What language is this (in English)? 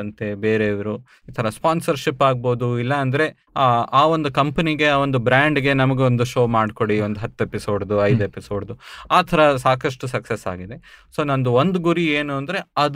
Kannada